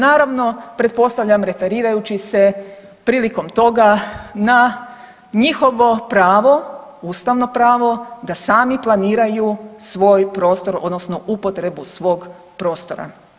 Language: Croatian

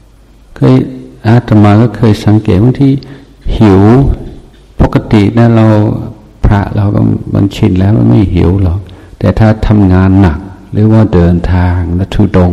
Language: Thai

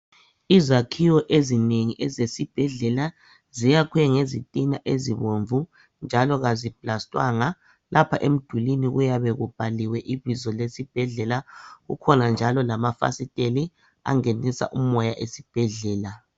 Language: North Ndebele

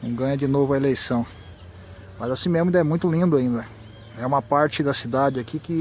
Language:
Portuguese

